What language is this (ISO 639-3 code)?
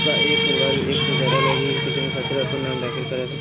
bho